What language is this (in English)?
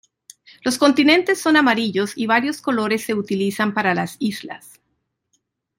Spanish